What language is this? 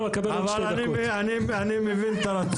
Hebrew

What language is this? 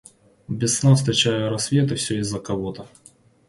Russian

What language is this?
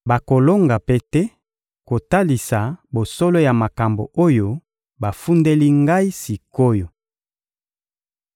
Lingala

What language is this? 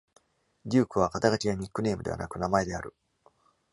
Japanese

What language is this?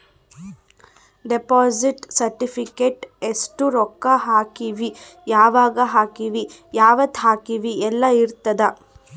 Kannada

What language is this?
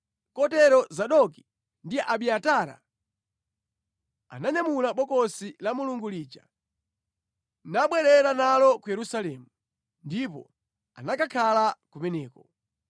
Nyanja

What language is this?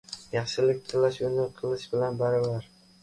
Uzbek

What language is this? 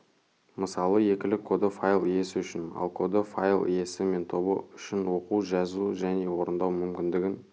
Kazakh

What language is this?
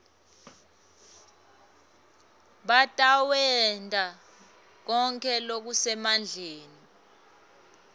Swati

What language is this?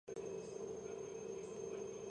Georgian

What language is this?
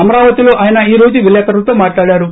Telugu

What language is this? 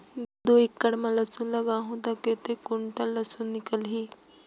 Chhattisgarhi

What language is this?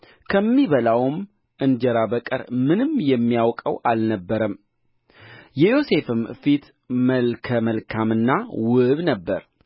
Amharic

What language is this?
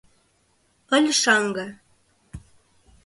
Mari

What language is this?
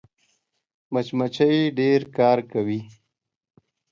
Pashto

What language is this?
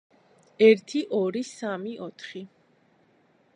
Georgian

